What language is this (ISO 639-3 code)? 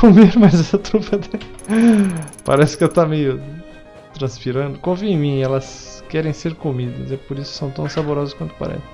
por